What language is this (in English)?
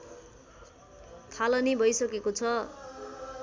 Nepali